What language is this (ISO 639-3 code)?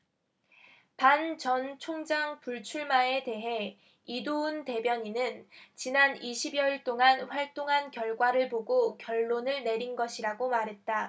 kor